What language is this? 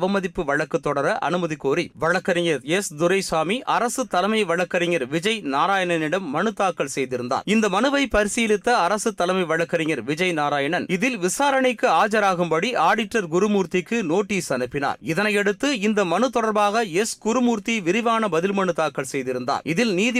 Tamil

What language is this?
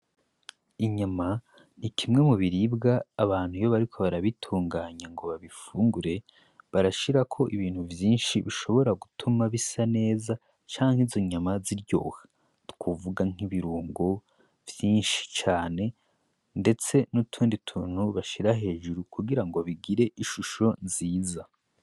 Rundi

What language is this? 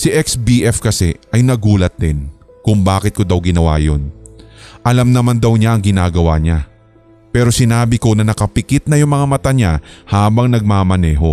Filipino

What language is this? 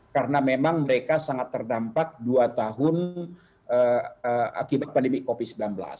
Indonesian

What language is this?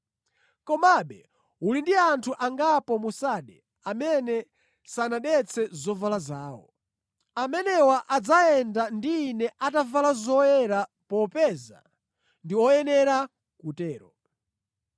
Nyanja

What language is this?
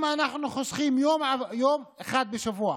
Hebrew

